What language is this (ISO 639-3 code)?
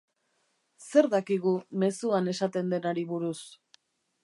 eus